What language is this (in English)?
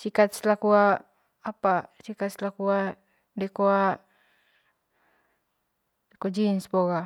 Manggarai